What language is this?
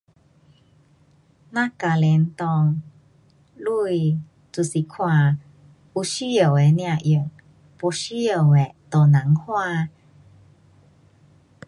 Pu-Xian Chinese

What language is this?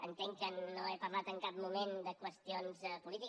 Catalan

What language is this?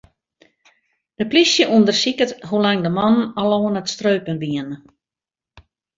Western Frisian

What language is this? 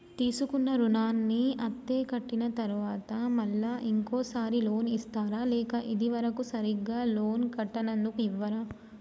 Telugu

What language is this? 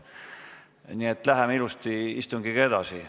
Estonian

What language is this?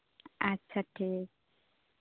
Santali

